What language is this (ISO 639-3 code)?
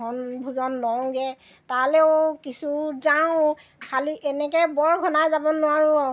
asm